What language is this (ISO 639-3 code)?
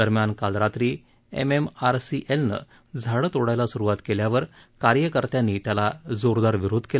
mar